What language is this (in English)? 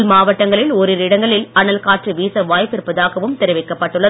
Tamil